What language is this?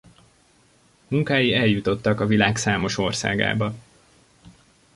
Hungarian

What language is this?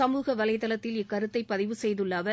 Tamil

